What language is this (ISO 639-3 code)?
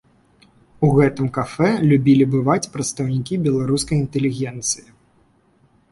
bel